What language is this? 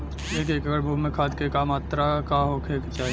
Bhojpuri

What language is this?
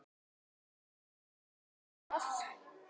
Icelandic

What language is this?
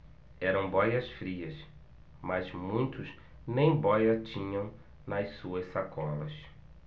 Portuguese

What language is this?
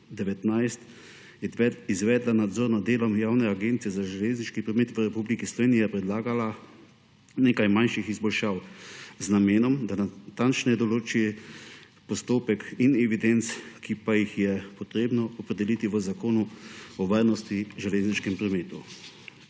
Slovenian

